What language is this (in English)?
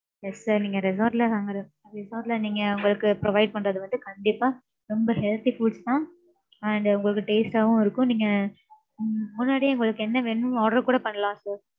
Tamil